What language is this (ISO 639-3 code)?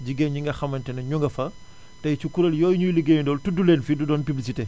wol